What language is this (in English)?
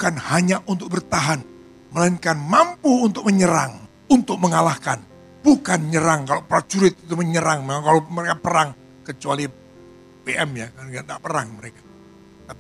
Indonesian